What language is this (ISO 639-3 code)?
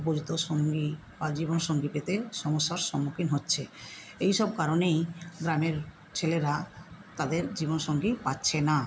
ben